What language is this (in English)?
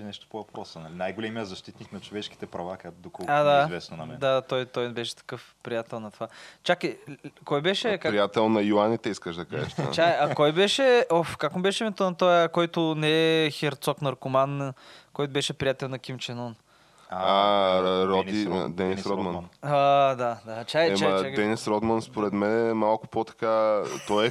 Bulgarian